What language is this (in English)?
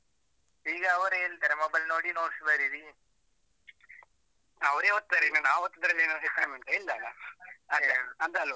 Kannada